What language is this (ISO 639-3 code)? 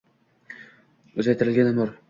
uzb